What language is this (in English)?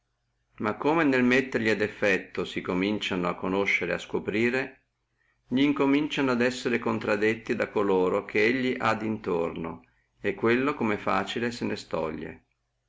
Italian